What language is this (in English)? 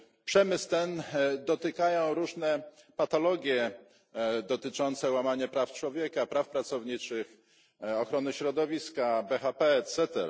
Polish